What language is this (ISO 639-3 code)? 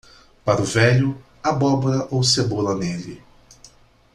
por